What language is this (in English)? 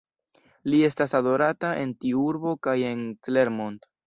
Esperanto